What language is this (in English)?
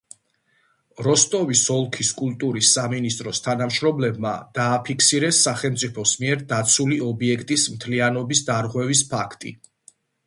Georgian